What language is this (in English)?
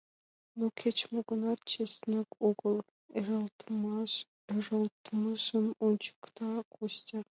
Mari